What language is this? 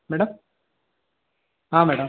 Kannada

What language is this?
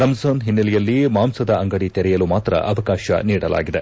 Kannada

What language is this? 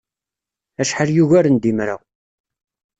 Kabyle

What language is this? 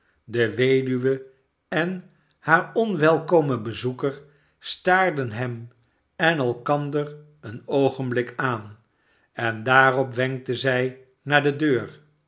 Dutch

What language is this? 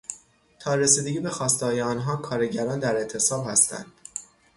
Persian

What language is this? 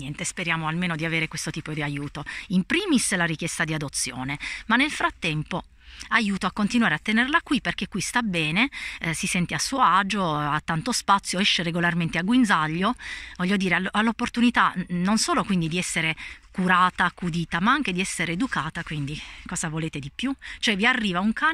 Italian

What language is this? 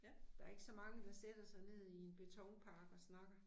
Danish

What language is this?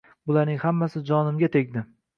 Uzbek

